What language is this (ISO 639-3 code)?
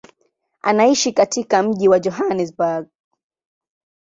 swa